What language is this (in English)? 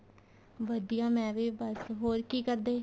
Punjabi